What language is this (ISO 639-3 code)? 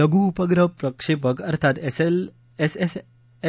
mar